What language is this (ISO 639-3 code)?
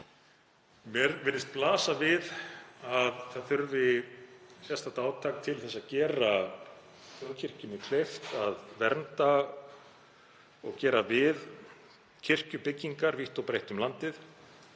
isl